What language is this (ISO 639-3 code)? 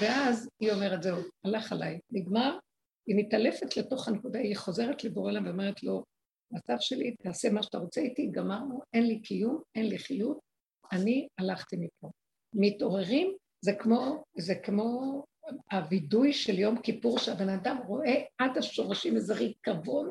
heb